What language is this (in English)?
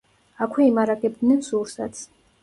Georgian